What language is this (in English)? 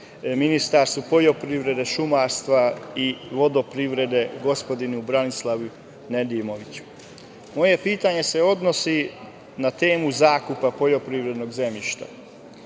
Serbian